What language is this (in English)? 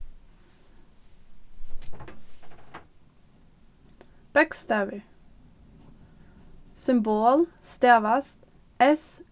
Faroese